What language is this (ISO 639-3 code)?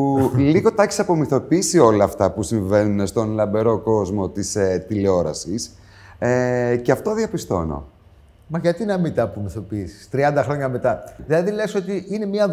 ell